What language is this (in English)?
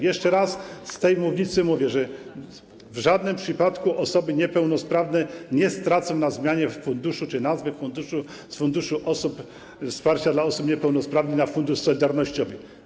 Polish